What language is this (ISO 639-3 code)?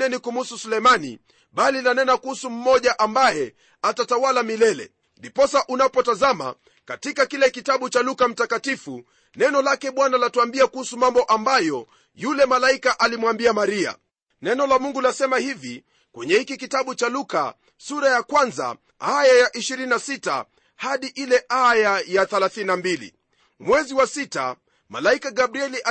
swa